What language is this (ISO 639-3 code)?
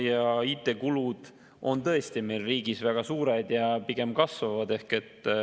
est